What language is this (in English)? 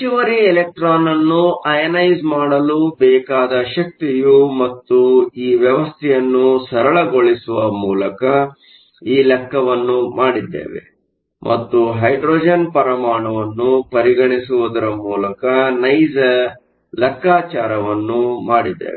Kannada